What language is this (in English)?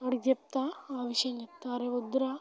Telugu